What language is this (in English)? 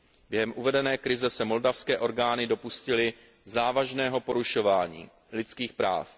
Czech